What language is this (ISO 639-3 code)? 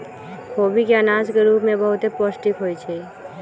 mag